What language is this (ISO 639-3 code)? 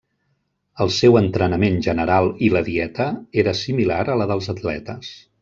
cat